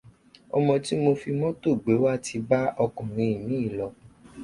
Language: Yoruba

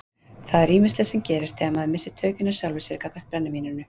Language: Icelandic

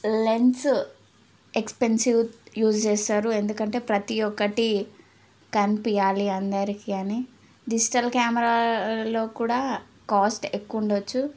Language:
Telugu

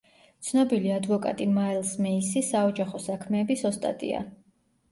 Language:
Georgian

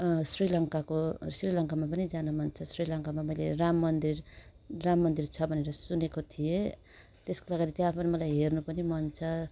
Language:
Nepali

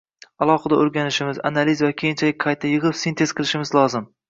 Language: Uzbek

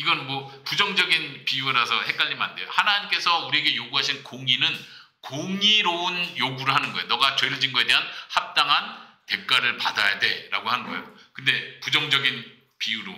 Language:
Korean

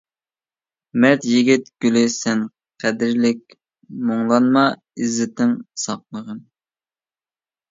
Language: Uyghur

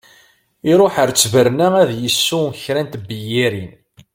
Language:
Kabyle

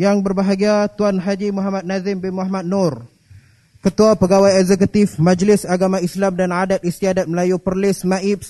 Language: Malay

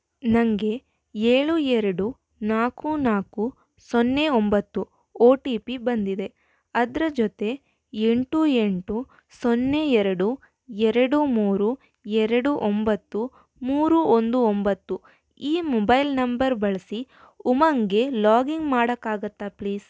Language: Kannada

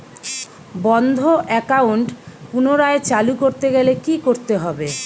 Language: Bangla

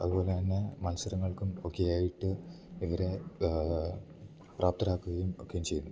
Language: Malayalam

